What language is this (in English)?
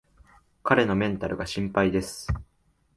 Japanese